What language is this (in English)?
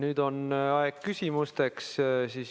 Estonian